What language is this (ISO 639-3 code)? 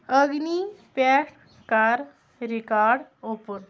kas